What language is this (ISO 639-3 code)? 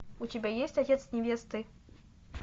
rus